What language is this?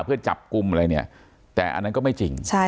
Thai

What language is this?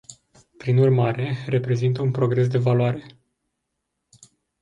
Romanian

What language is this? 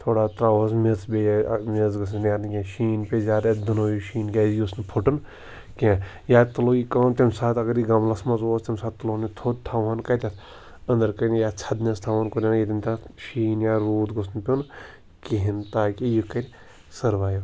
Kashmiri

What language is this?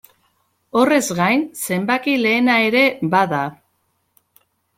Basque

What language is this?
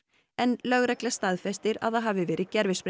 Icelandic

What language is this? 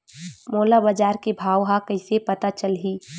Chhattisgarhi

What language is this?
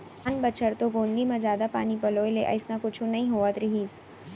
Chhattisgarhi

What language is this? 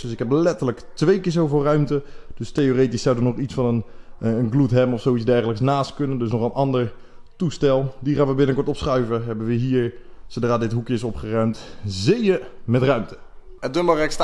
Dutch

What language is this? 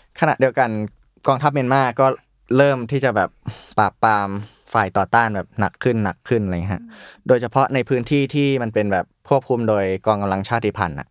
Thai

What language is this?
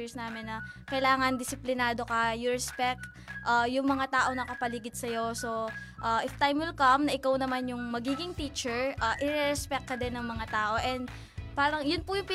Filipino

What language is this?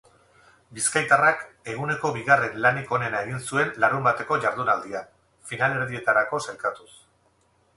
Basque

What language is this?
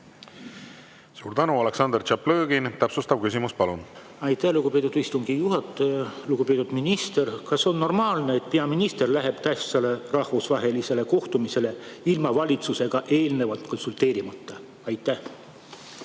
Estonian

